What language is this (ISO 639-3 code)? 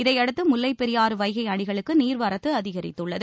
tam